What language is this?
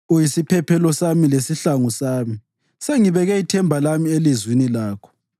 North Ndebele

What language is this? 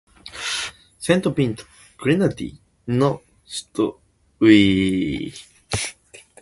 Japanese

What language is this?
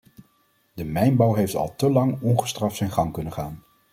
Dutch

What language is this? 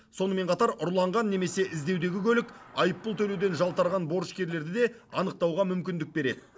Kazakh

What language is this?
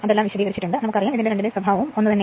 Malayalam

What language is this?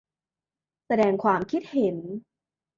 Thai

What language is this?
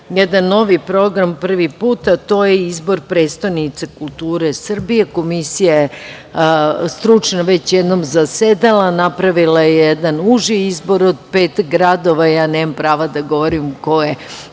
Serbian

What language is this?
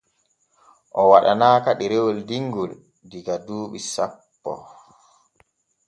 Borgu Fulfulde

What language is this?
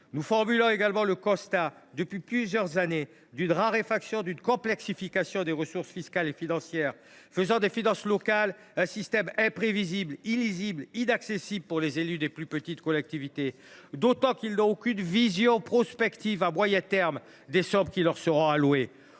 French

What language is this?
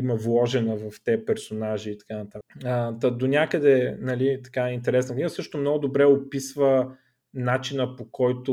Bulgarian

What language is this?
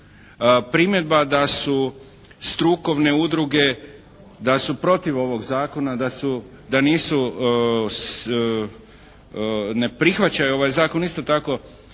Croatian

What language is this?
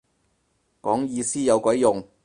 Cantonese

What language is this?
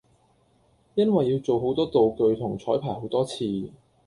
Cantonese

